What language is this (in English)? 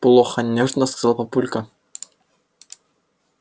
Russian